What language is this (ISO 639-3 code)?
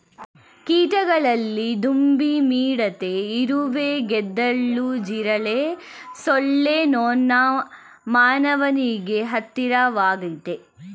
kan